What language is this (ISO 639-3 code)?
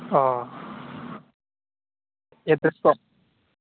brx